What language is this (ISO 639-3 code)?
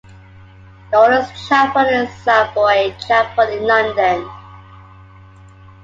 eng